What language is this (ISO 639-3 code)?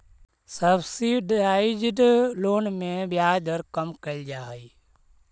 mag